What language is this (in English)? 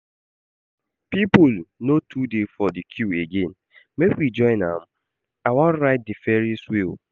Nigerian Pidgin